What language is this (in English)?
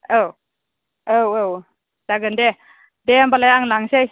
Bodo